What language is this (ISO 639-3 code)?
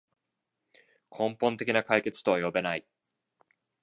jpn